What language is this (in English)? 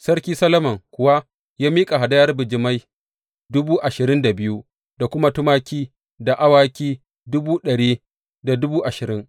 Hausa